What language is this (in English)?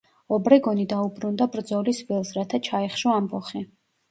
Georgian